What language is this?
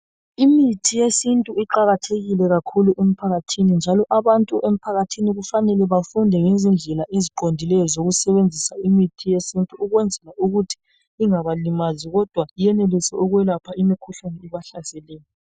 North Ndebele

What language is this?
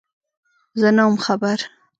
Pashto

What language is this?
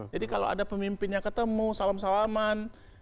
Indonesian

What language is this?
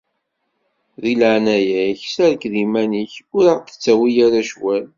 Kabyle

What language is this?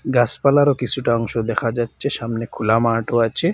Bangla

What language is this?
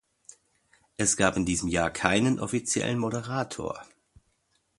German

